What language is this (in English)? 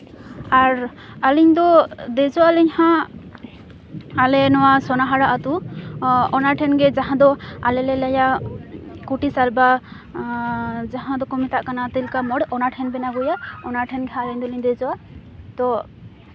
Santali